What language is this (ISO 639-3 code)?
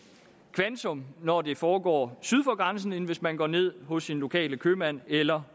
dan